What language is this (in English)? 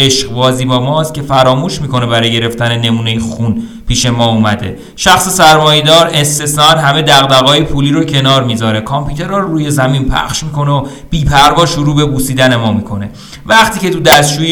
Persian